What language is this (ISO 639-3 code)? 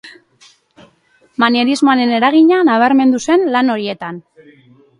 eus